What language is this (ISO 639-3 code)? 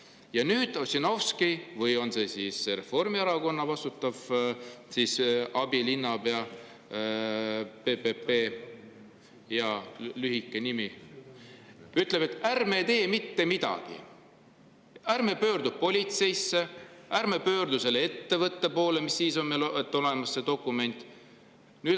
est